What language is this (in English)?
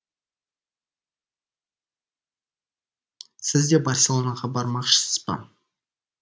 Kazakh